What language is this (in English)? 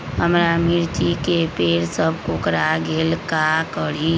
Magahi